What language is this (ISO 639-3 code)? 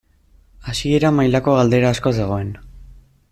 eus